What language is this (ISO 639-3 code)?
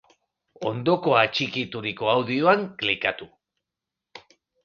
eus